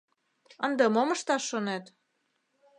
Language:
Mari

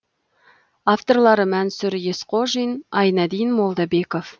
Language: Kazakh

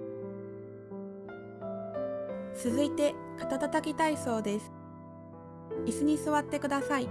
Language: Japanese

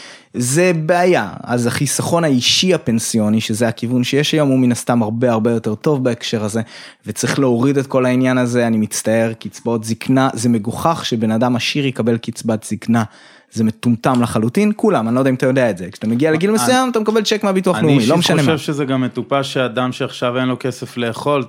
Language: Hebrew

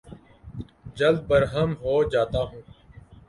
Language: Urdu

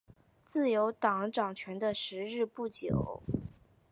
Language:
Chinese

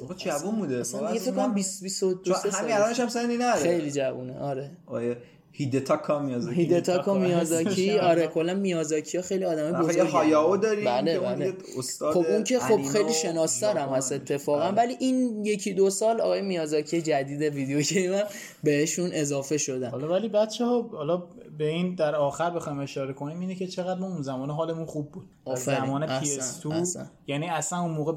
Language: Persian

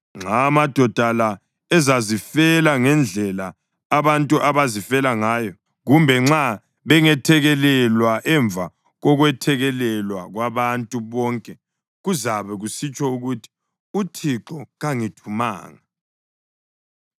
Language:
North Ndebele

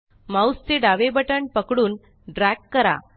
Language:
Marathi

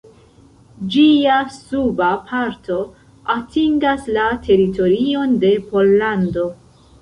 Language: Esperanto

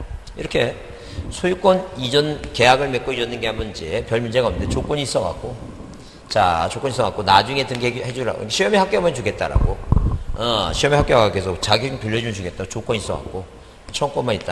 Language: Korean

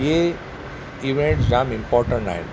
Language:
Sindhi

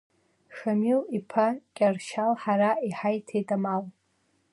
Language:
Abkhazian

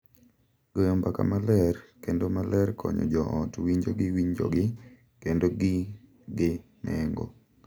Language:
Luo (Kenya and Tanzania)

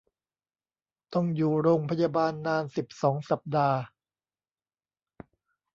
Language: Thai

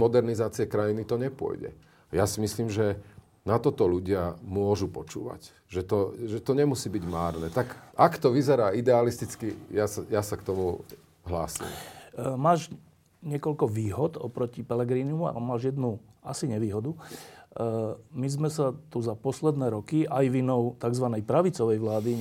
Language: Slovak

